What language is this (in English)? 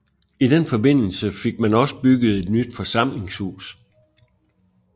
Danish